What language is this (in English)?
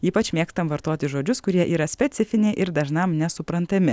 Lithuanian